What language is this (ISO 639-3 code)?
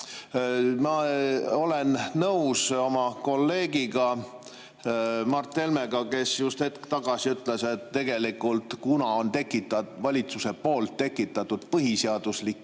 est